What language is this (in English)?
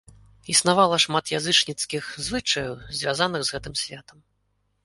Belarusian